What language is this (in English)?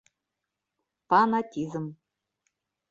Bashkir